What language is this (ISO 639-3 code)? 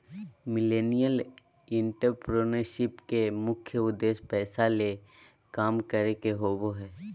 mag